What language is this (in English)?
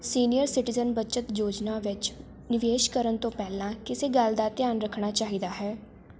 Punjabi